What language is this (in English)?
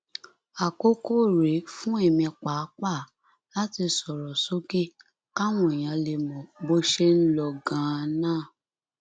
Yoruba